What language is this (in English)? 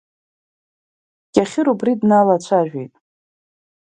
Abkhazian